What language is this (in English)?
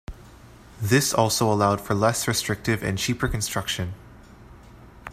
English